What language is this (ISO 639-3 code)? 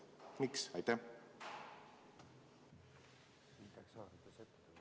est